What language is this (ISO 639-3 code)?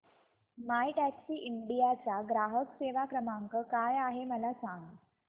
mar